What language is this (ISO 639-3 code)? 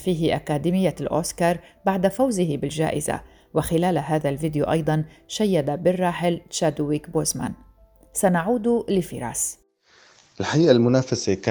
ara